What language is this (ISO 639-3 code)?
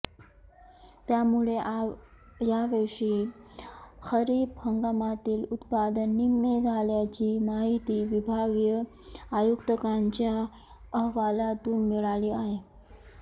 mar